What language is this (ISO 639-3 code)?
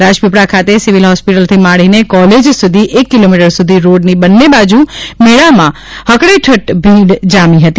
guj